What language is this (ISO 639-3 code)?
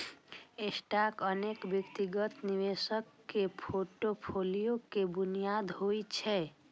mai